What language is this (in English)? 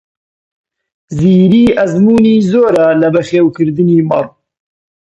Central Kurdish